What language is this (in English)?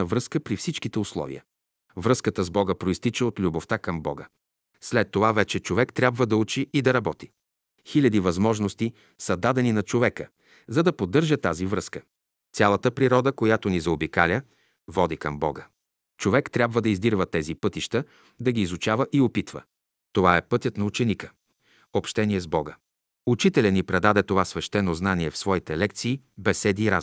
Bulgarian